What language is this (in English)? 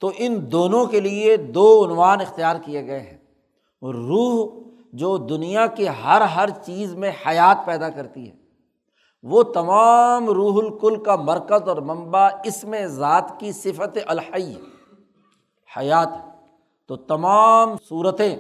Urdu